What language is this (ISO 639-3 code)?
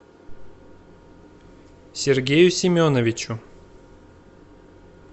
rus